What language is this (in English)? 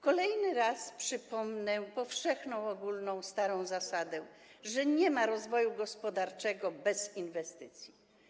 Polish